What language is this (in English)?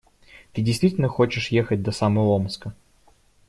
Russian